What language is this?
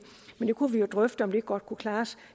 Danish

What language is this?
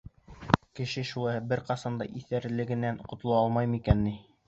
Bashkir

